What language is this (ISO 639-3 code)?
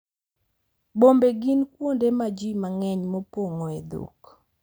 luo